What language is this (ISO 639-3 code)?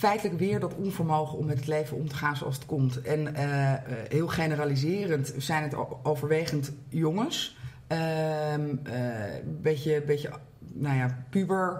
nld